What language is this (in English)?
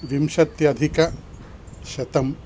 Sanskrit